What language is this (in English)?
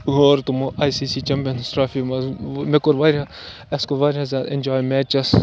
Kashmiri